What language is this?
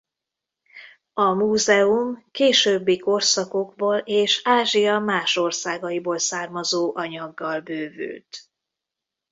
Hungarian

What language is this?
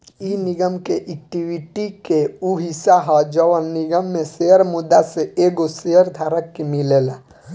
Bhojpuri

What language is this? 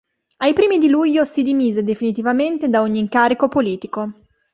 Italian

